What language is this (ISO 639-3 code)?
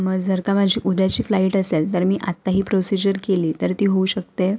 mar